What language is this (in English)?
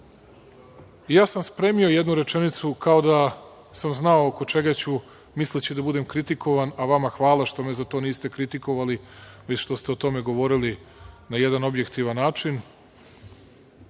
Serbian